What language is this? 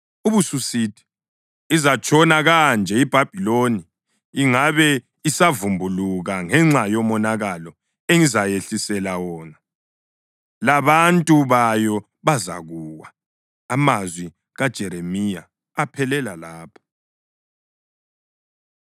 North Ndebele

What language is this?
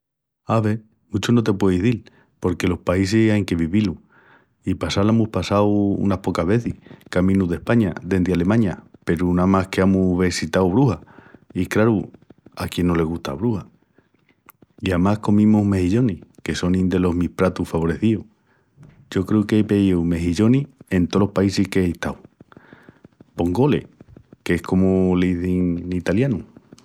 Extremaduran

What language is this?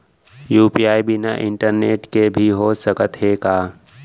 Chhattisgarhi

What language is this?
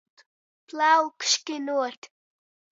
Latgalian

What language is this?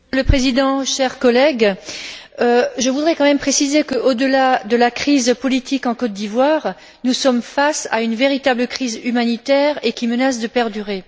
French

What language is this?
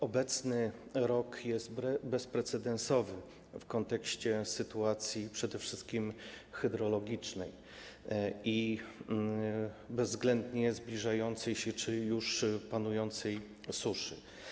Polish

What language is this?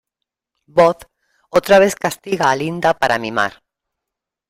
Spanish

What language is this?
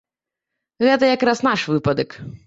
Belarusian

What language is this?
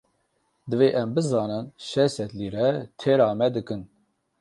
Kurdish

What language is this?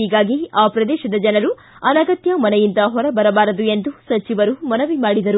Kannada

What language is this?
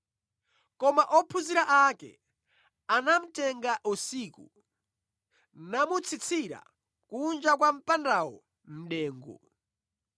Nyanja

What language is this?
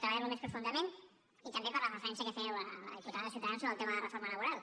Catalan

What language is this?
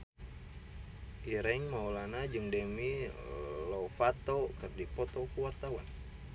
Sundanese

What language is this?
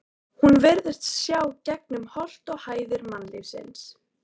Icelandic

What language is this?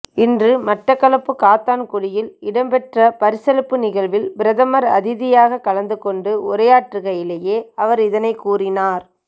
Tamil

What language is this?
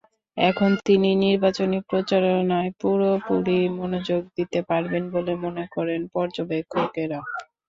Bangla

